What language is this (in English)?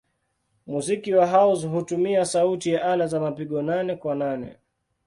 Swahili